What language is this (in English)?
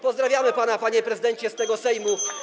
Polish